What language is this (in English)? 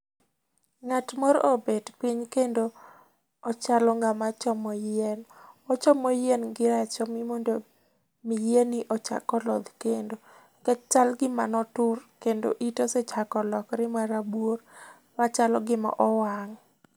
Luo (Kenya and Tanzania)